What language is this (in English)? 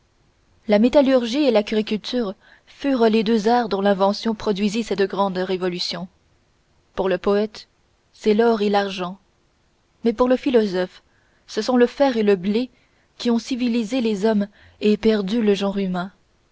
French